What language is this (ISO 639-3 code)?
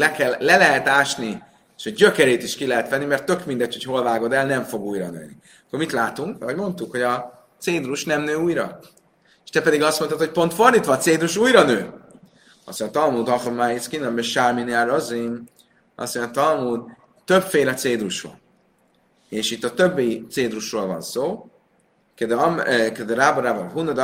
hun